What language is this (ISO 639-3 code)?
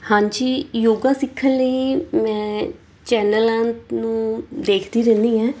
pan